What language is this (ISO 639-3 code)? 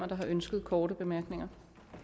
dan